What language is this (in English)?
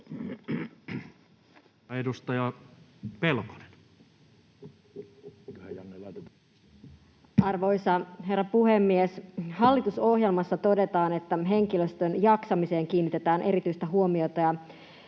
Finnish